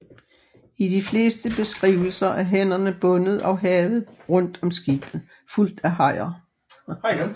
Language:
Danish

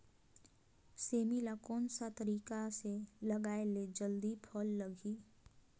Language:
Chhattisgarhi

